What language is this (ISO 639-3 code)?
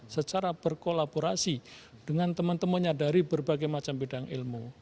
ind